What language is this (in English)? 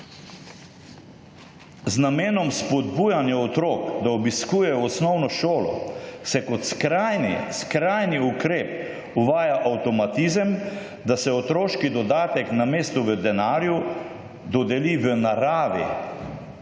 Slovenian